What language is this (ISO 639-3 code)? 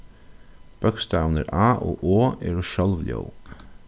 fao